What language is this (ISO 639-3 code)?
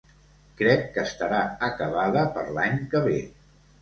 cat